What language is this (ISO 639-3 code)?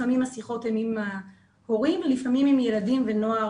heb